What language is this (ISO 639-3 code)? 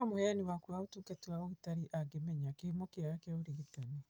kik